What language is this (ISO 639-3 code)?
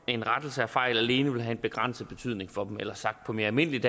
dan